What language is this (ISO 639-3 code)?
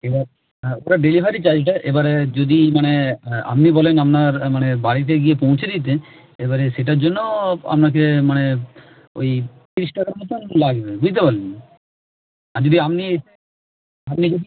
ben